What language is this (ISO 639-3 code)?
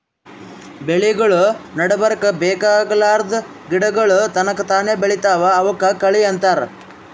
kan